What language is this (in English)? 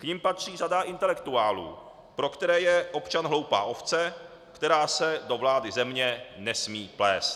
Czech